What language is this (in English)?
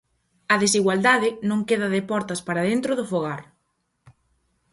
Galician